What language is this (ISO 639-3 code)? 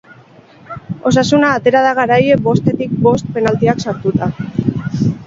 eus